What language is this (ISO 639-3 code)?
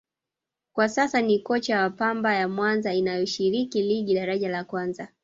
swa